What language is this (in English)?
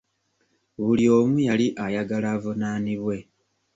Ganda